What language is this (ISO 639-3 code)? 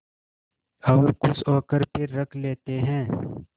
hin